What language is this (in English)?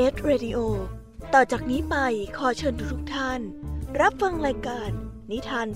Thai